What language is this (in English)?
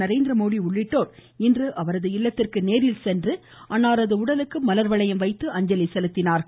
Tamil